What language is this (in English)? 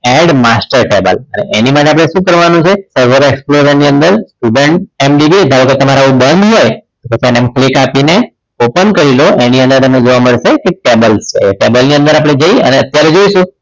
Gujarati